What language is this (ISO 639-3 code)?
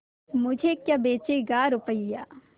hin